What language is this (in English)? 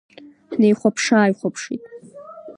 Abkhazian